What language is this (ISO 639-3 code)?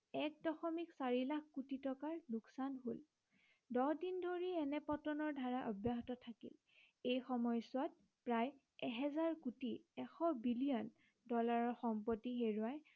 asm